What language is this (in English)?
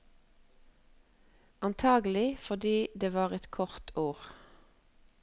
Norwegian